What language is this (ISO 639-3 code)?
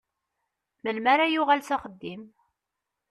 kab